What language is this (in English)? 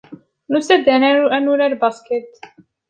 Kabyle